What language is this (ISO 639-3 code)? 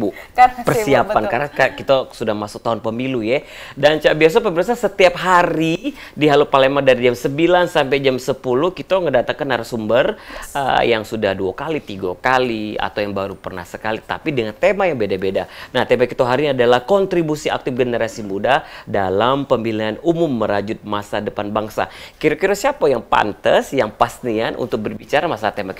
ind